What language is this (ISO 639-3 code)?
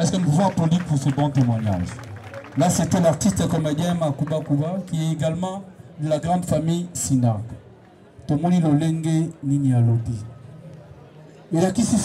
fra